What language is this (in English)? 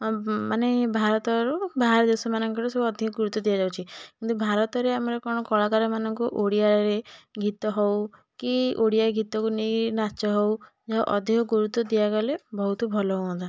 Odia